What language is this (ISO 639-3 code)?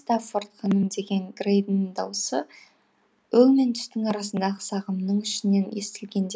kaz